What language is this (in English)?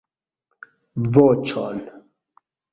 Esperanto